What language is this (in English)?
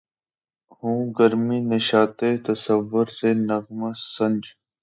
Urdu